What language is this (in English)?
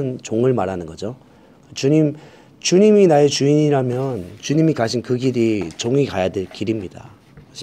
Korean